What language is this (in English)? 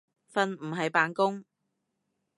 Cantonese